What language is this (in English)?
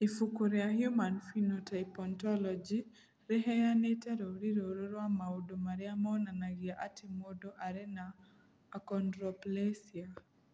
Kikuyu